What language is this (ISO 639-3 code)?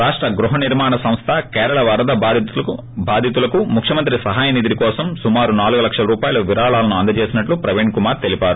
tel